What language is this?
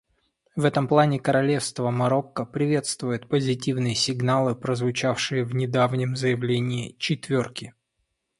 Russian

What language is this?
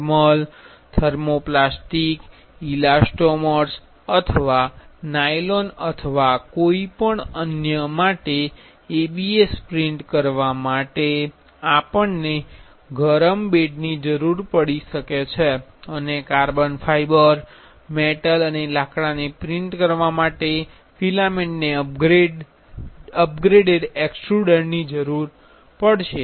Gujarati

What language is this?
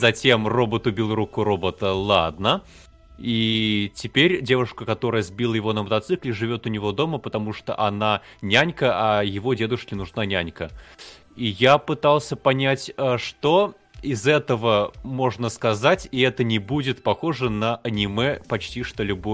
Russian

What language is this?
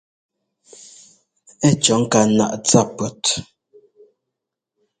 Ngomba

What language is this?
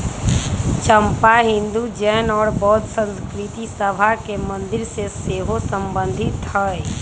Magahi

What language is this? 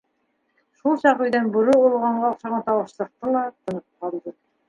Bashkir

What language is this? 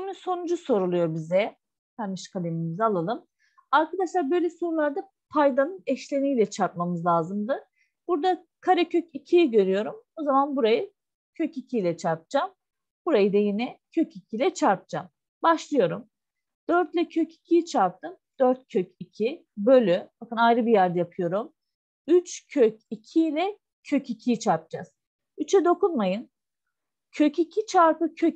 Turkish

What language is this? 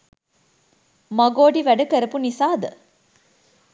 Sinhala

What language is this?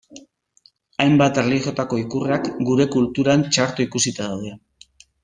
Basque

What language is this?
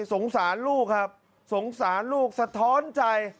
Thai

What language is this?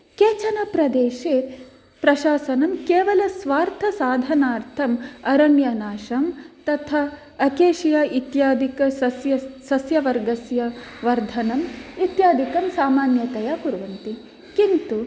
Sanskrit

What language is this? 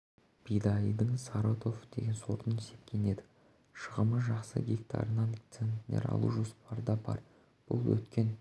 Kazakh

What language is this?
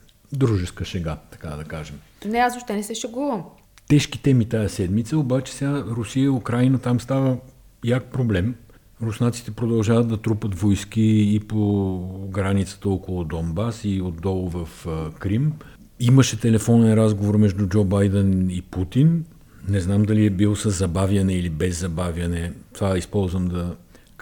Bulgarian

